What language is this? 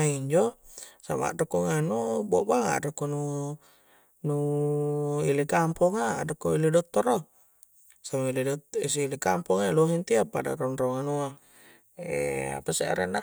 Coastal Konjo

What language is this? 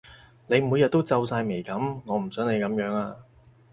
Cantonese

